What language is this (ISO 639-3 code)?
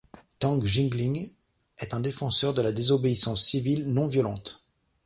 fra